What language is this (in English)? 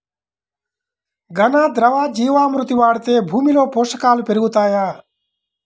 Telugu